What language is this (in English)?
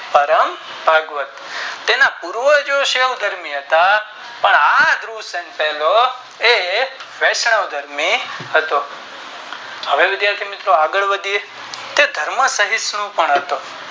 Gujarati